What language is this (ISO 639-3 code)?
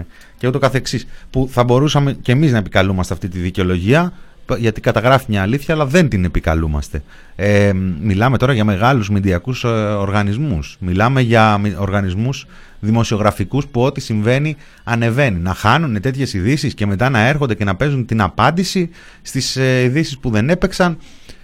ell